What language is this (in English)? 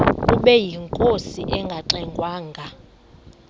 Xhosa